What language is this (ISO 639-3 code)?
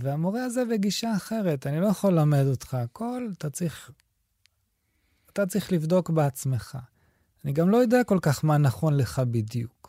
heb